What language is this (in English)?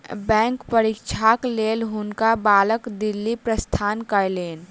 Maithili